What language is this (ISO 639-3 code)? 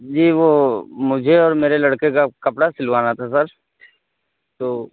urd